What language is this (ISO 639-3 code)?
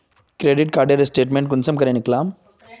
mag